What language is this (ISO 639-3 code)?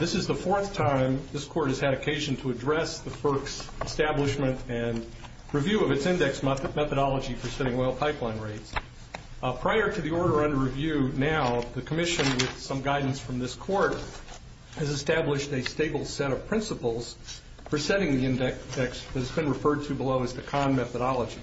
eng